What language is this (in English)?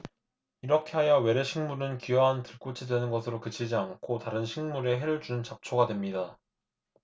Korean